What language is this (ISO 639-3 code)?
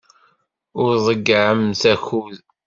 kab